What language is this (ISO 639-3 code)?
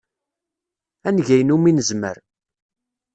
kab